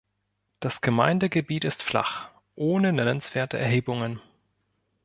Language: German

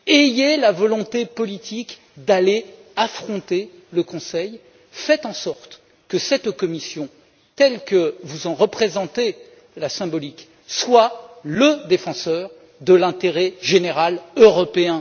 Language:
French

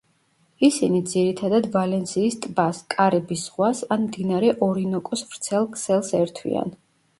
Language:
Georgian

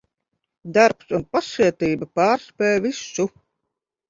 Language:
Latvian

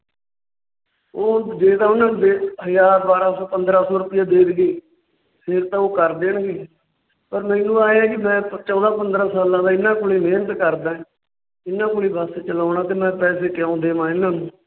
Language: Punjabi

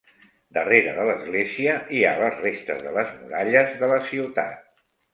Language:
Catalan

